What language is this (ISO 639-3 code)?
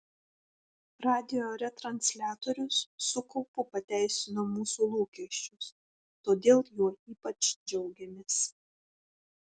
lit